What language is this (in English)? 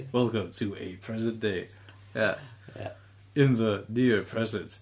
Welsh